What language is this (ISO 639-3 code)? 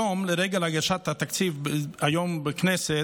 heb